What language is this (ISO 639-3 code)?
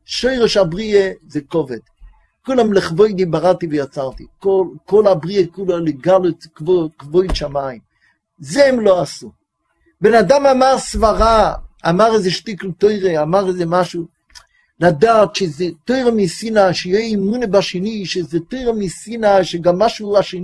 heb